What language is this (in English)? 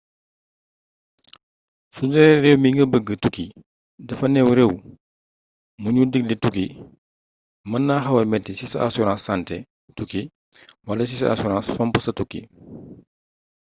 Wolof